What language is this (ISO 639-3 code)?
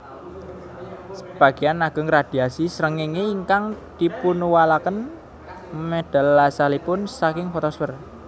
jav